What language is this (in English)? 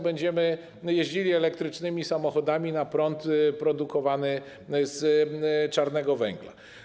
Polish